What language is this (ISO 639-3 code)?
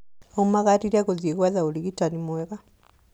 kik